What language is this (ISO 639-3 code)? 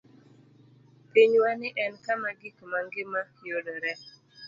luo